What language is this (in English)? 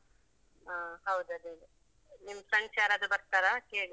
Kannada